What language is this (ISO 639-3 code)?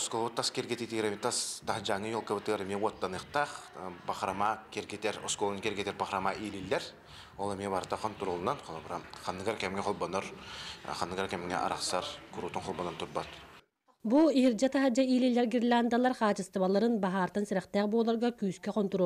tur